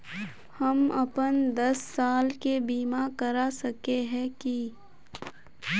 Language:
Magahi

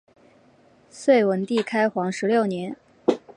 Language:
Chinese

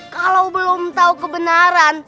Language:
Indonesian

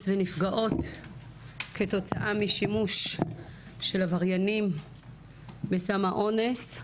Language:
Hebrew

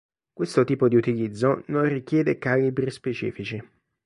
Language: Italian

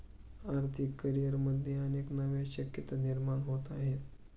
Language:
Marathi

